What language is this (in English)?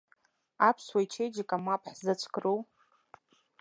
Abkhazian